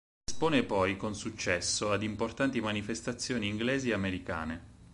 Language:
Italian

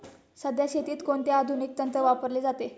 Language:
Marathi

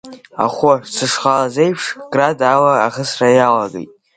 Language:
Abkhazian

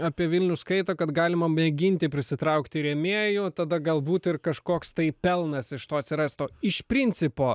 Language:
Lithuanian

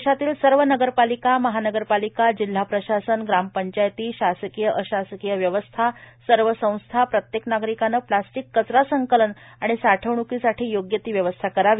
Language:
Marathi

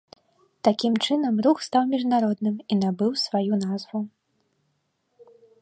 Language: Belarusian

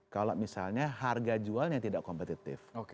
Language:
Indonesian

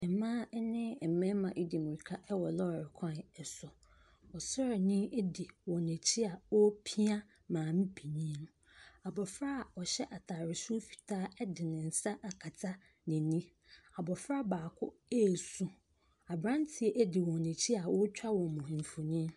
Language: Akan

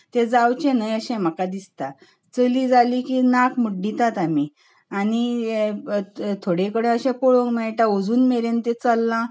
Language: Konkani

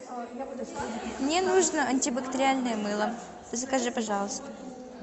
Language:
Russian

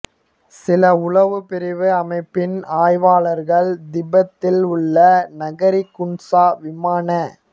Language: Tamil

